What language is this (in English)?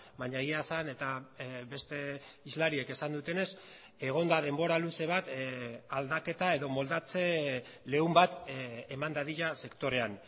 Basque